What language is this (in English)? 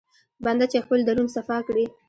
Pashto